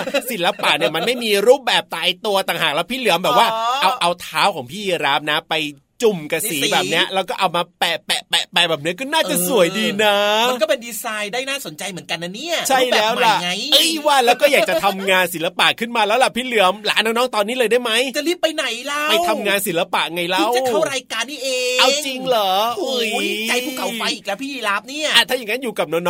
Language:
Thai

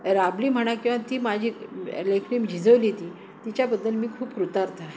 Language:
Marathi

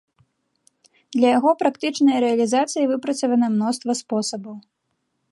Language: Belarusian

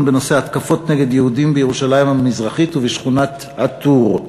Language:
Hebrew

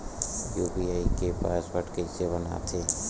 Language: Chhattisgarhi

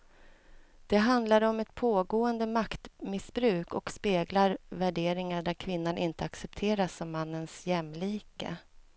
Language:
Swedish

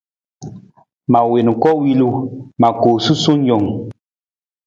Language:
Nawdm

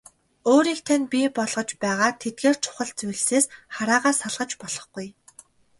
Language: Mongolian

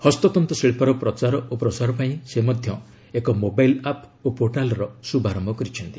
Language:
Odia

